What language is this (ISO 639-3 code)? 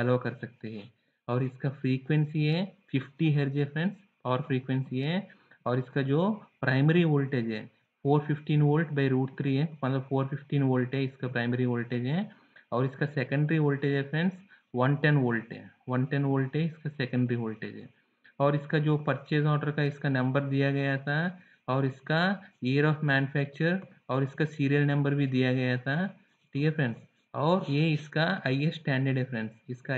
hin